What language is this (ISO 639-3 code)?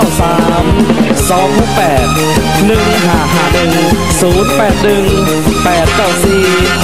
tha